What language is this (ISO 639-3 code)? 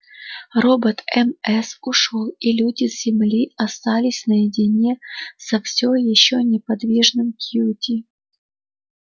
rus